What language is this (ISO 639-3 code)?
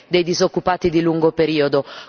ita